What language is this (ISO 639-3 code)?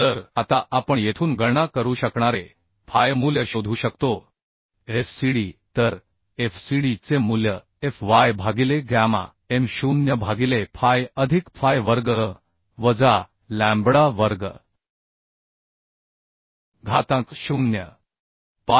mar